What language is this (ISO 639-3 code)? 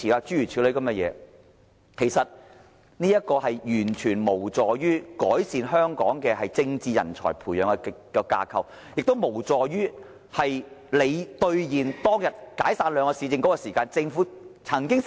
yue